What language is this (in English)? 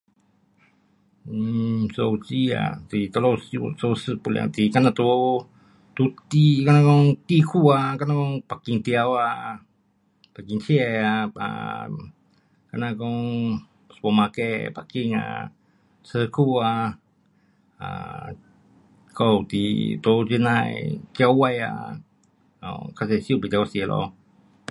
Pu-Xian Chinese